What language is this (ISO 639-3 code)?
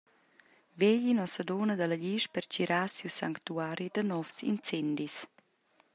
roh